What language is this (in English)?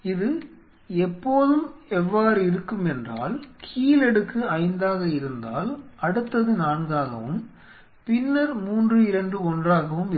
Tamil